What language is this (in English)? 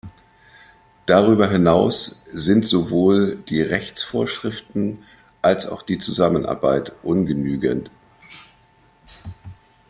German